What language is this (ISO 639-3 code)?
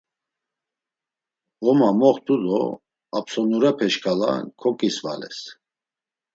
lzz